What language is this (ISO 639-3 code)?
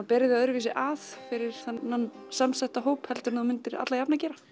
isl